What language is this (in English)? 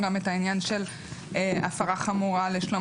Hebrew